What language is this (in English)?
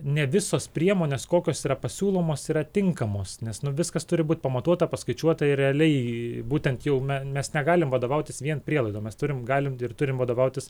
Lithuanian